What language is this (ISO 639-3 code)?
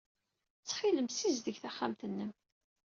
kab